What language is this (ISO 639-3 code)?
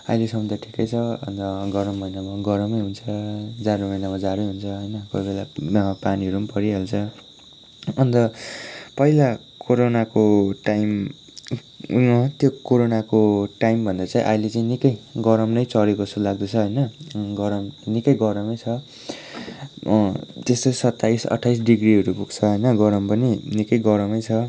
nep